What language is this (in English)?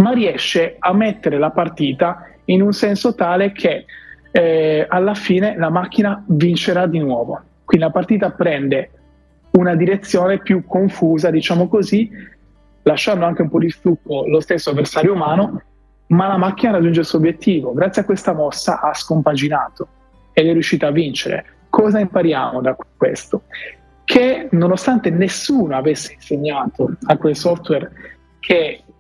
Italian